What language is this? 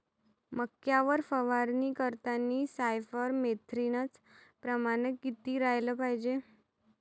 Marathi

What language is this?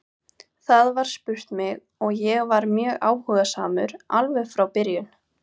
Icelandic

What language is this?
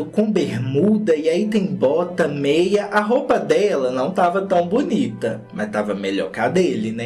Portuguese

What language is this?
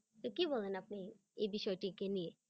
Bangla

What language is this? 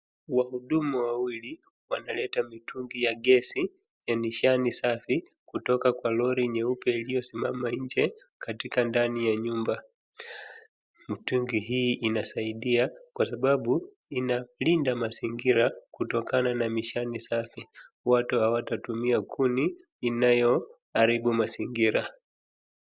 Swahili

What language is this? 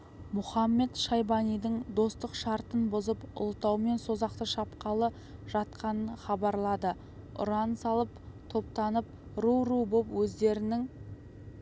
Kazakh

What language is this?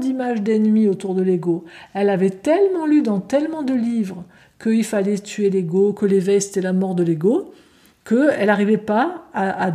French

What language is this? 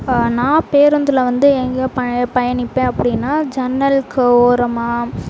Tamil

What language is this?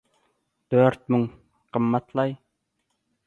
Turkmen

